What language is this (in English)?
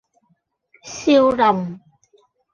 Cantonese